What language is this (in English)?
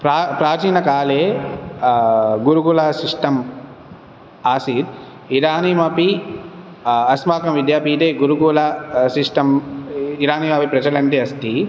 Sanskrit